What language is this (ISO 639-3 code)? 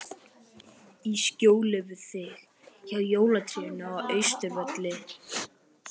isl